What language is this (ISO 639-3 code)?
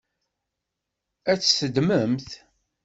kab